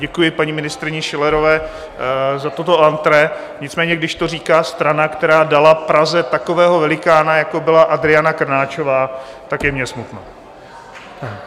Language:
Czech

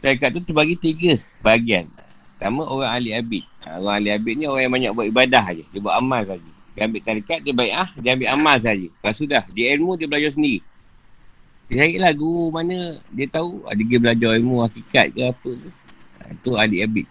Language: Malay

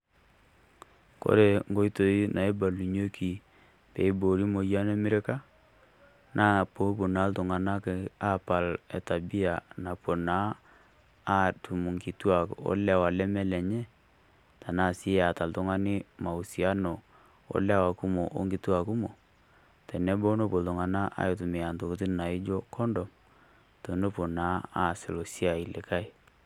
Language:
Masai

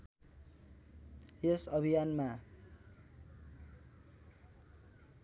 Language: Nepali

